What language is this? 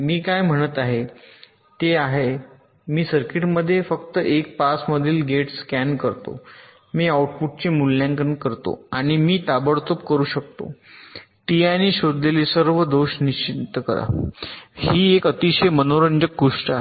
Marathi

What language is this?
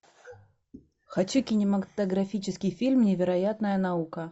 Russian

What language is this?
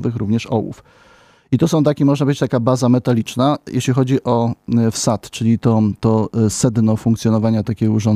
Polish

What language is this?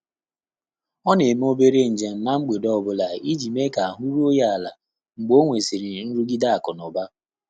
Igbo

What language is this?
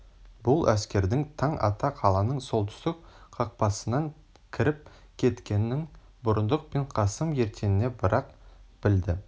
Kazakh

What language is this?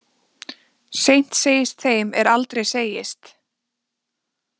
Icelandic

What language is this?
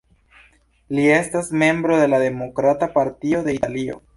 Esperanto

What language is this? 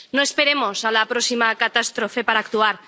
Spanish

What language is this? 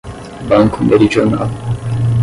Portuguese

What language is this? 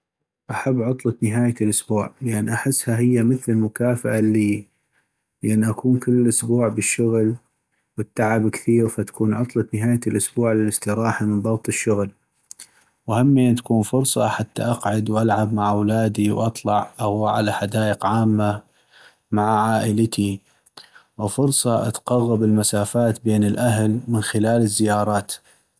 North Mesopotamian Arabic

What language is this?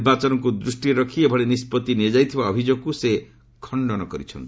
Odia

